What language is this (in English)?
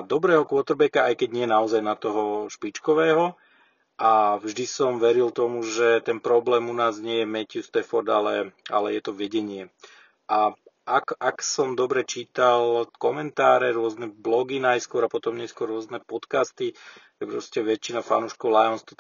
Slovak